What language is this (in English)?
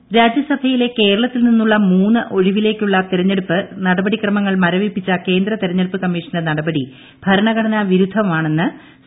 Malayalam